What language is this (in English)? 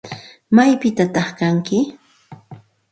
Santa Ana de Tusi Pasco Quechua